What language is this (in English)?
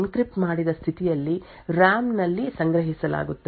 Kannada